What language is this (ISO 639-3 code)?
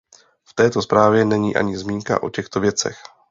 ces